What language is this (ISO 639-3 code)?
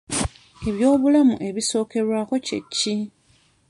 lug